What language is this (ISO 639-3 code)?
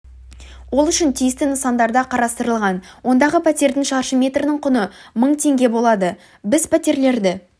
kaz